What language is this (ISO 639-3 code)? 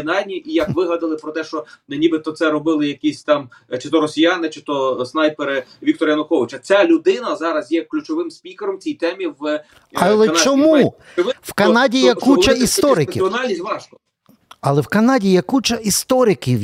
ukr